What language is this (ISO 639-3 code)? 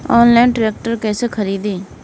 bho